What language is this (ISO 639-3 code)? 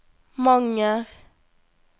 nor